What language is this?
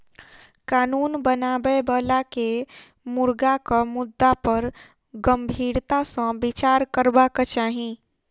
Maithili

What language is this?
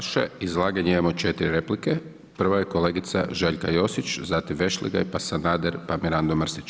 Croatian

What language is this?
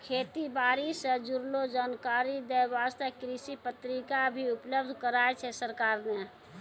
Maithili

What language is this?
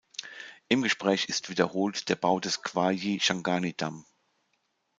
German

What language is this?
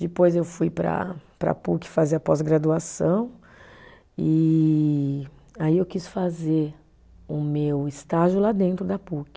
Portuguese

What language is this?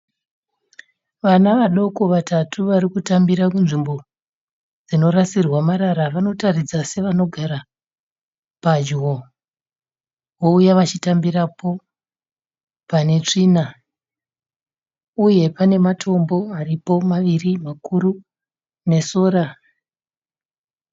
Shona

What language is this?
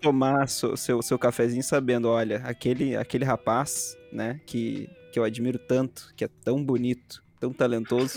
Portuguese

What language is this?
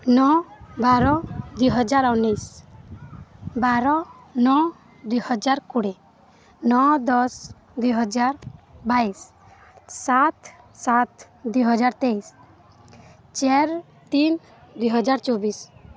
Odia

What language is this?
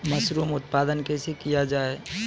Maithili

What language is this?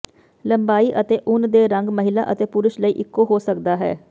Punjabi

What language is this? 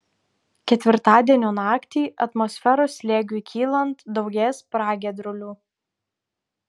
Lithuanian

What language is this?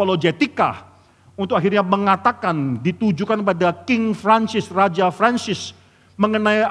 Indonesian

